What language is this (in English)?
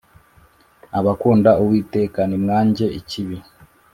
Kinyarwanda